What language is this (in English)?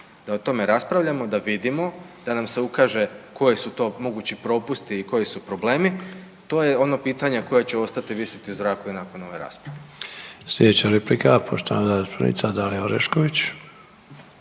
Croatian